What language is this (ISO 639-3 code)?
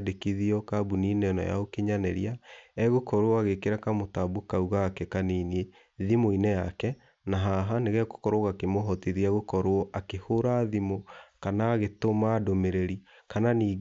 kik